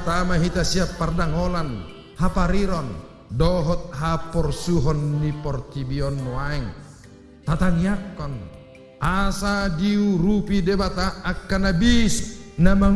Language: Indonesian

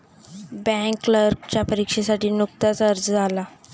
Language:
Marathi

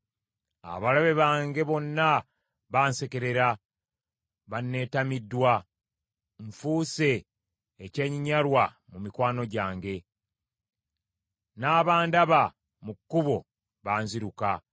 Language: Ganda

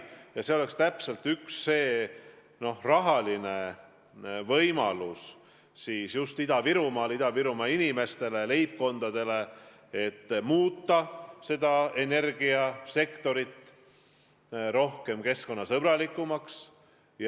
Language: Estonian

